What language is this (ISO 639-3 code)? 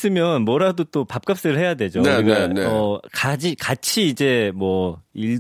kor